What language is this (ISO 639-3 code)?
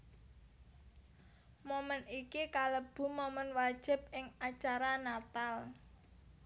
jav